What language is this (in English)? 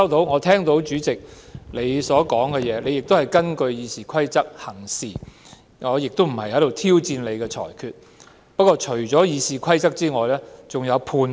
Cantonese